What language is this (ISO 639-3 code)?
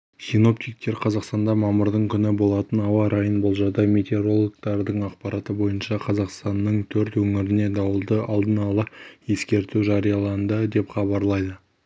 kaz